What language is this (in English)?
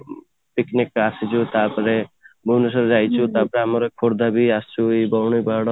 Odia